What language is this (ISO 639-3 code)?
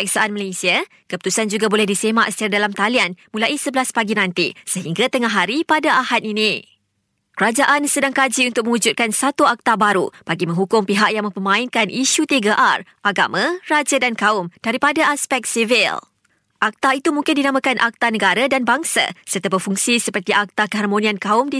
msa